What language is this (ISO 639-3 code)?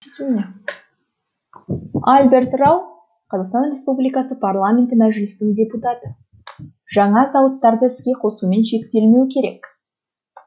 kaz